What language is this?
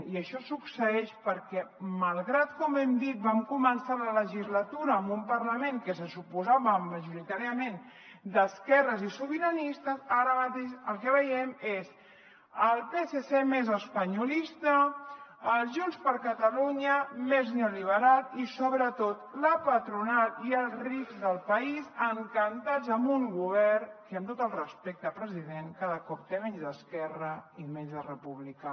Catalan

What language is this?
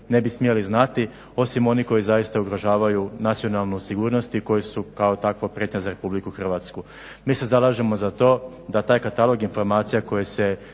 Croatian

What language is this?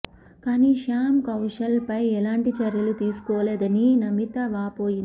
Telugu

